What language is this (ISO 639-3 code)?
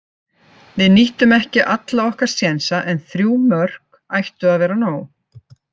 isl